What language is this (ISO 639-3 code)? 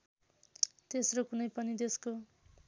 nep